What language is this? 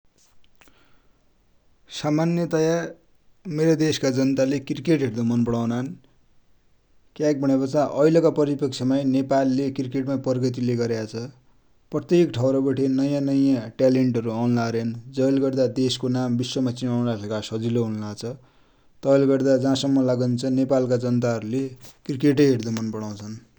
Dotyali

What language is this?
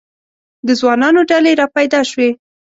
Pashto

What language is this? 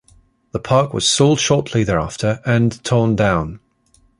English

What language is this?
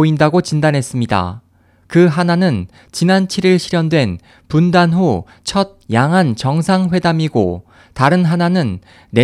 Korean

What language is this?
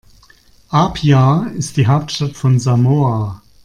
German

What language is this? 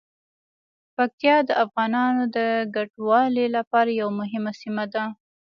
Pashto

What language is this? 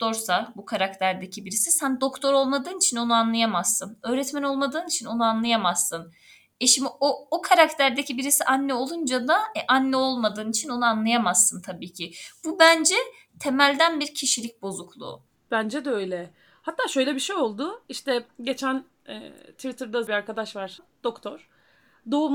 Turkish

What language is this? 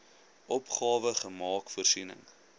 Afrikaans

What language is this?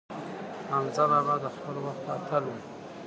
Pashto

